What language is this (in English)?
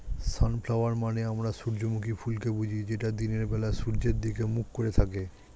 Bangla